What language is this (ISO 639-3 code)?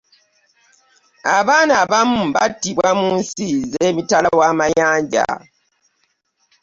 lug